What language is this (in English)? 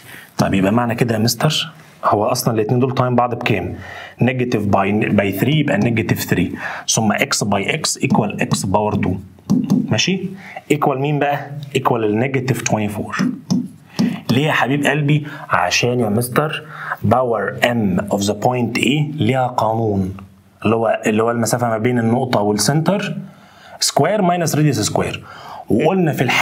Arabic